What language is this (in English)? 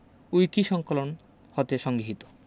Bangla